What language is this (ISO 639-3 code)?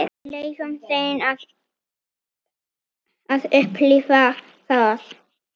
isl